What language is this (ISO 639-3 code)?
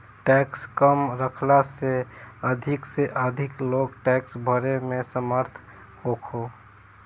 bho